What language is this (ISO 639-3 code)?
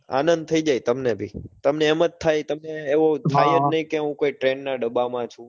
guj